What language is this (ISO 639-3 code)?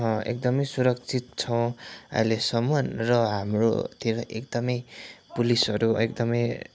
nep